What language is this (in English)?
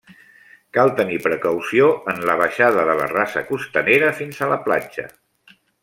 Catalan